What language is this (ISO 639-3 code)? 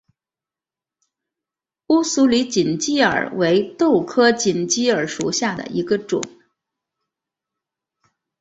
zho